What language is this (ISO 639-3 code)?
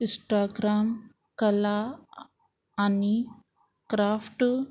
kok